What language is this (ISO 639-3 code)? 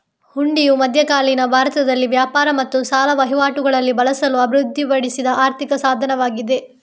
kan